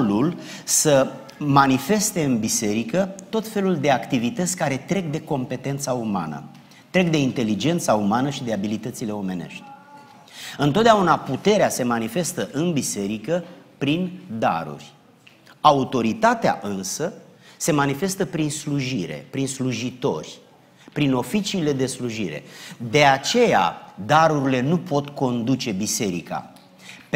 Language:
Romanian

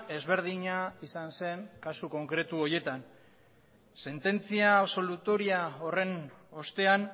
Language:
Basque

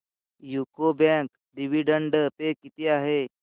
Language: Marathi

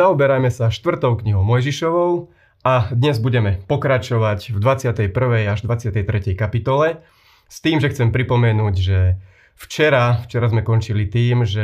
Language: Slovak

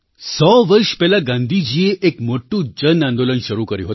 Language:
Gujarati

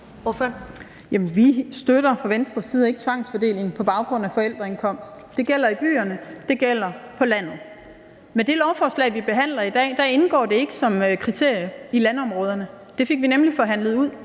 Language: Danish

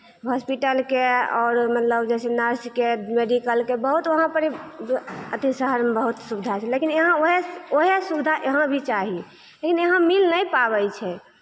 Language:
Maithili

